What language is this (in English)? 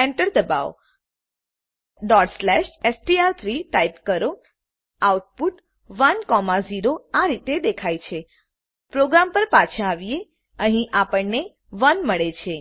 Gujarati